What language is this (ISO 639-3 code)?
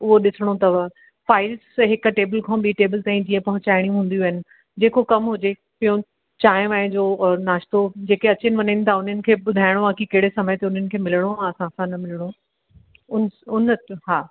snd